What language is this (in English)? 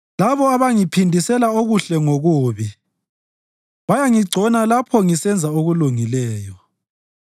North Ndebele